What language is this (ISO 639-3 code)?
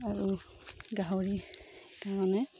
asm